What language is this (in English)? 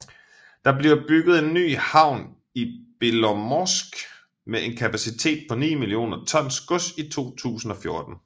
Danish